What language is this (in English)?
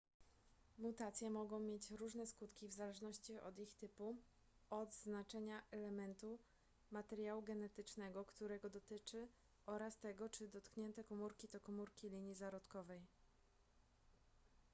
Polish